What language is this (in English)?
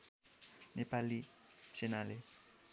Nepali